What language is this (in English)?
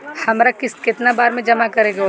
Bhojpuri